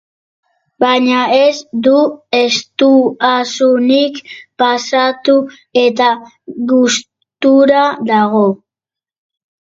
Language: Basque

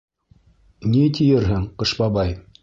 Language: Bashkir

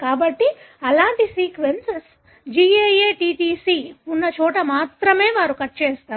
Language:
Telugu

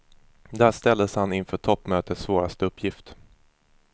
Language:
Swedish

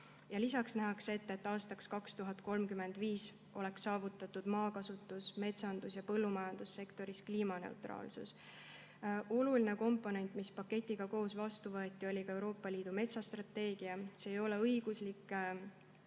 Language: Estonian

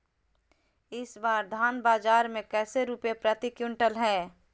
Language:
Magahi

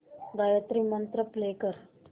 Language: Marathi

